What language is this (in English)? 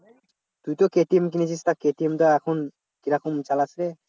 Bangla